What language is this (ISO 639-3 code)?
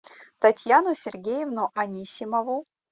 rus